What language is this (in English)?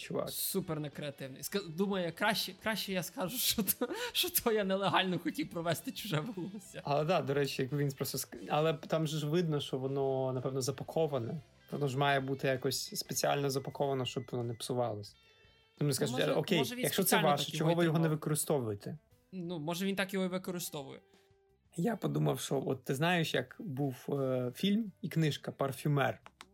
Ukrainian